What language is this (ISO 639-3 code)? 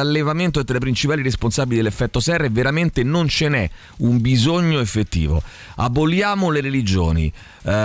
ita